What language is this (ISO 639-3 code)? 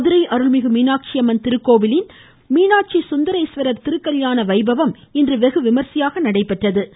tam